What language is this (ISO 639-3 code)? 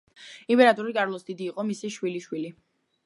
kat